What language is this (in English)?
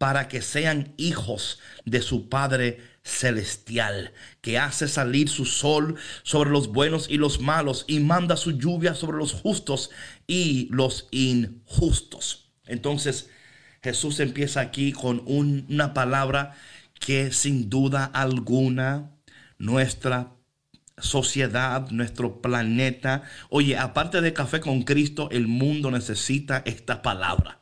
Spanish